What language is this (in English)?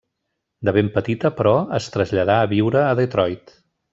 Catalan